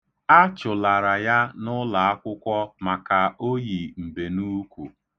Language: Igbo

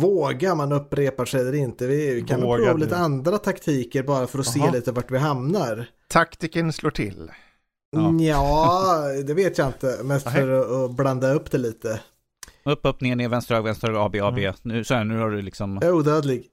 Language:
Swedish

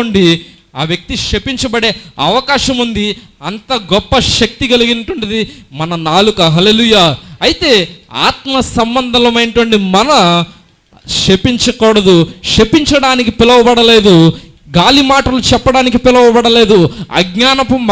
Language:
Indonesian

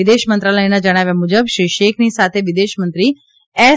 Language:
Gujarati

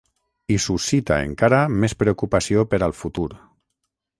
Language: Catalan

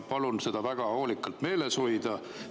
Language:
Estonian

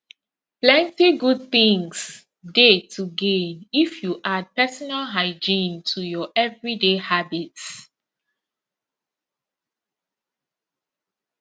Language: Nigerian Pidgin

